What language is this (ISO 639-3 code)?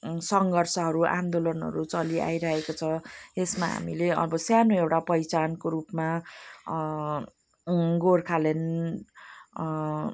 nep